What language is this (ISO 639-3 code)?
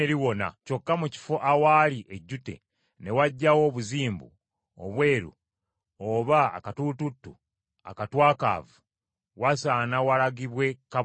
lug